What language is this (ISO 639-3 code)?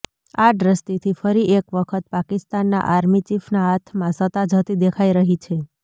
guj